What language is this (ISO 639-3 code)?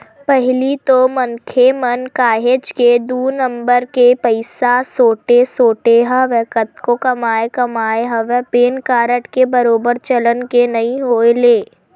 hne